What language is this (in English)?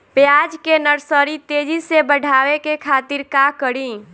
Bhojpuri